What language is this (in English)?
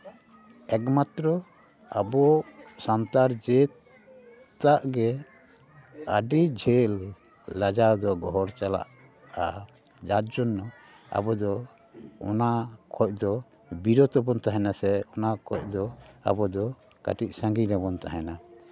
Santali